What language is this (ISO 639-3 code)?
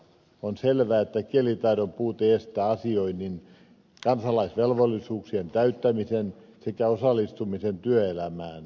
fin